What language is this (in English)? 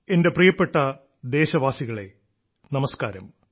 Malayalam